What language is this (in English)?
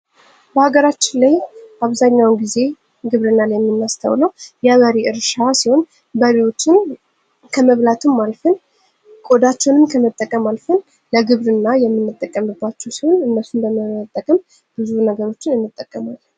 Amharic